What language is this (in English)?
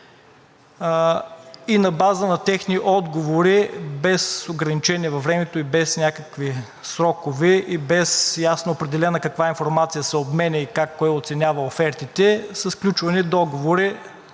Bulgarian